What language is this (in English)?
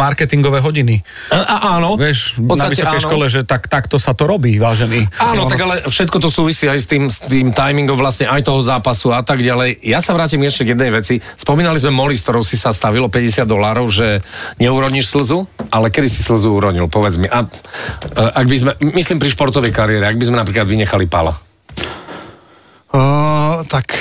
Slovak